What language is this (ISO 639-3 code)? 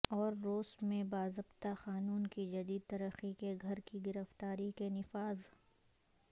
urd